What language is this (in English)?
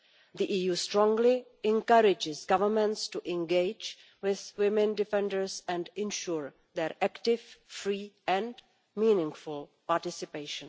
English